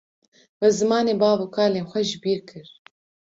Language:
Kurdish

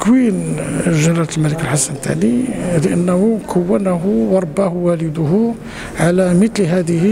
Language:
Arabic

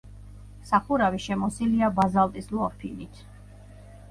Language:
Georgian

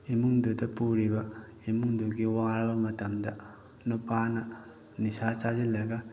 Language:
Manipuri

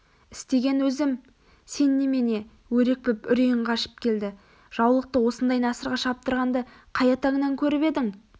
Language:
Kazakh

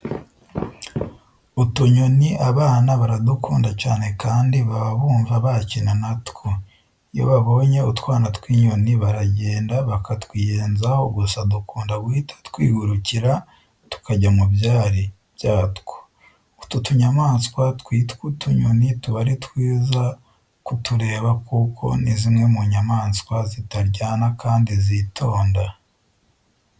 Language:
Kinyarwanda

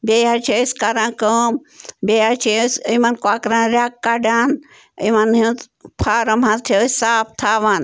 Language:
Kashmiri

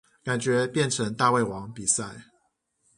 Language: Chinese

